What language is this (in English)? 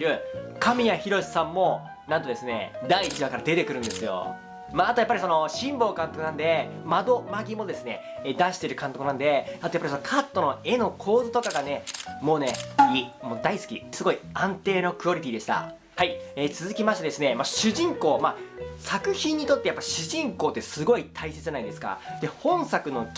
Japanese